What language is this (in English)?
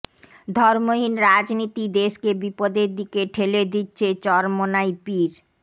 Bangla